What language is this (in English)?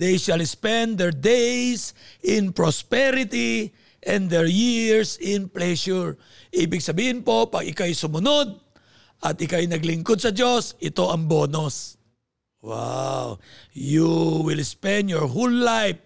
Filipino